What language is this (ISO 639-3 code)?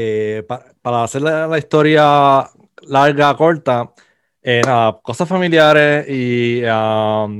spa